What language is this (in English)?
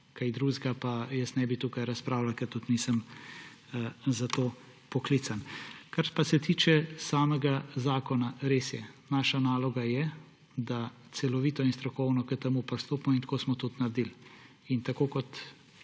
Slovenian